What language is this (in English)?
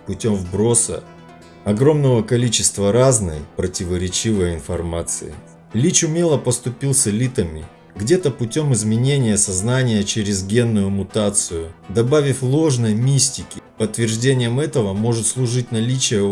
Russian